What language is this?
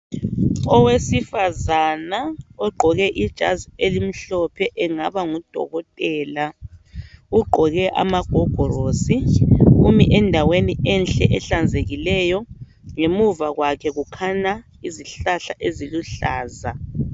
North Ndebele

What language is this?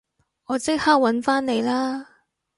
Cantonese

